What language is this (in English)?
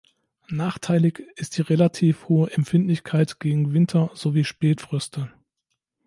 German